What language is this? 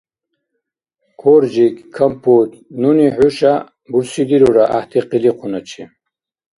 Dargwa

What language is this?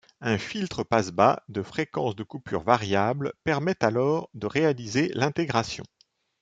French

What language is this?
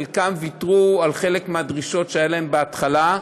Hebrew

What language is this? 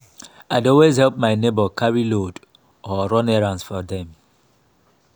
Nigerian Pidgin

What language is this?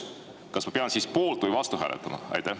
Estonian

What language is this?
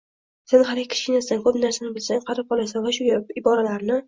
Uzbek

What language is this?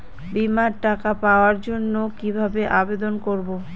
Bangla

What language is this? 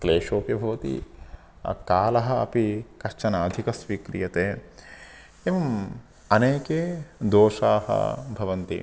Sanskrit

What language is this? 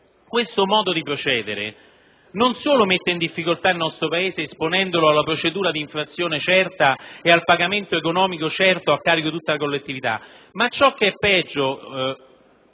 Italian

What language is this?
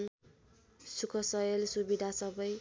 Nepali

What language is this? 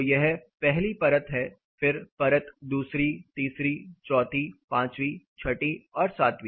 Hindi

